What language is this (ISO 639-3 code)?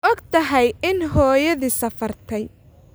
som